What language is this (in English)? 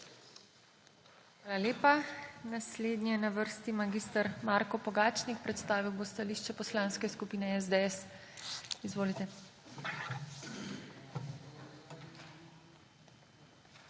Slovenian